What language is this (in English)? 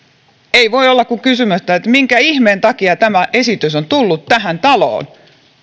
Finnish